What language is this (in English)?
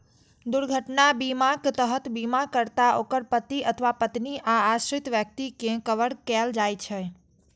Maithili